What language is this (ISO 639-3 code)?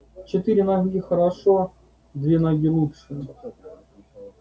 rus